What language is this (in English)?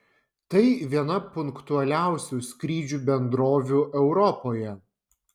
Lithuanian